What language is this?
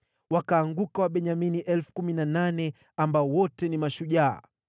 Swahili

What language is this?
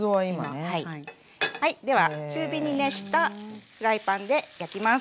Japanese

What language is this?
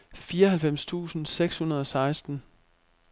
Danish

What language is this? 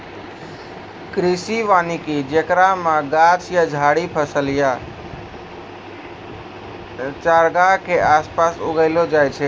Maithili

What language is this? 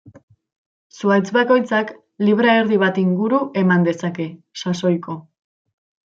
Basque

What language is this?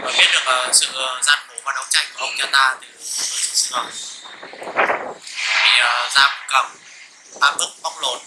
Vietnamese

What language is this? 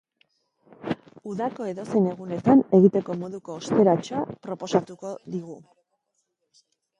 Basque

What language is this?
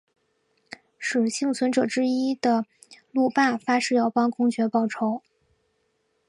Chinese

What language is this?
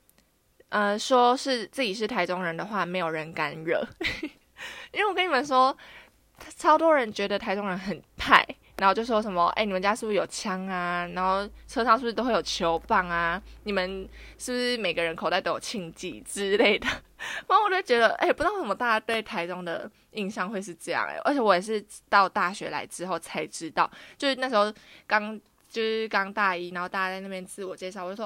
Chinese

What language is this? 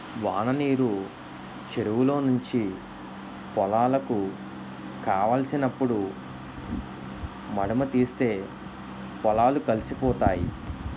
Telugu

